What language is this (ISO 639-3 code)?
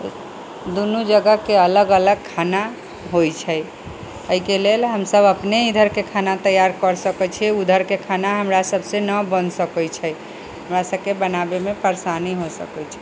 mai